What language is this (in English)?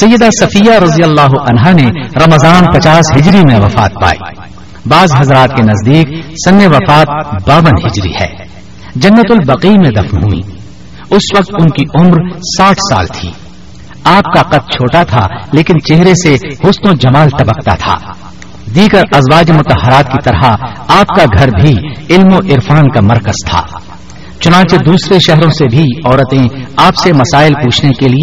Urdu